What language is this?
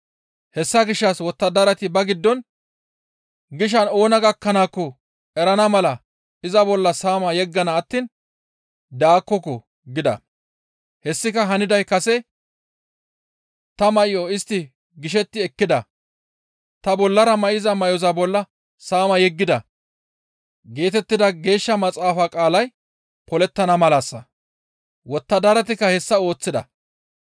Gamo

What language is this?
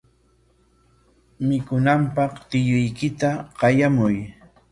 Corongo Ancash Quechua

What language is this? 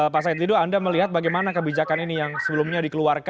Indonesian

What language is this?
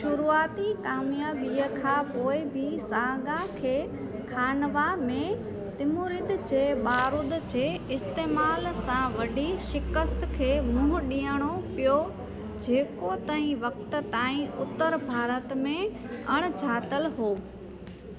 Sindhi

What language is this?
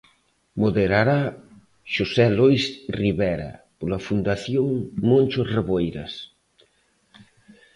Galician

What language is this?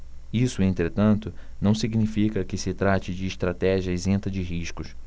Portuguese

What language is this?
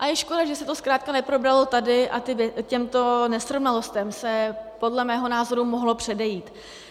Czech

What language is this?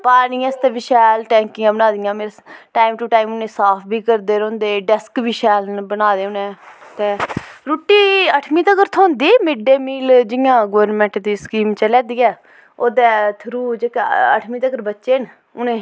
Dogri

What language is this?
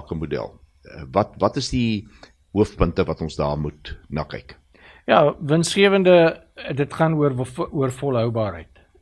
Swedish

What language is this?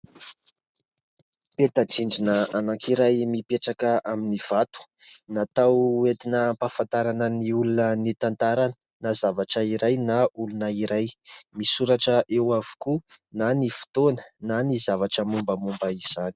Malagasy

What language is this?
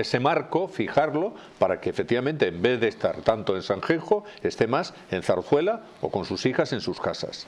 Spanish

